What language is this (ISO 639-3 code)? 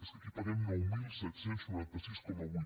cat